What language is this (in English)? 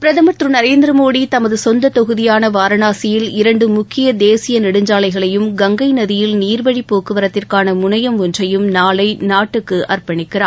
Tamil